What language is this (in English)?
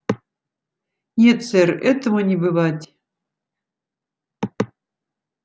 Russian